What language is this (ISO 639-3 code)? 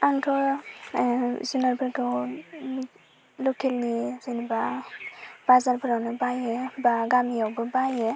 brx